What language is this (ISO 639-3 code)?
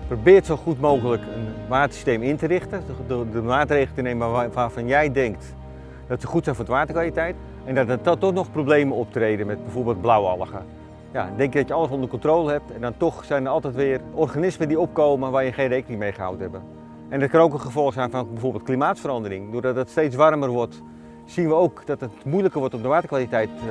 nld